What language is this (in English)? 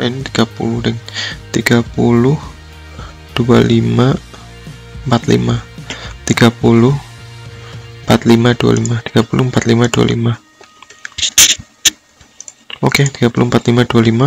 Indonesian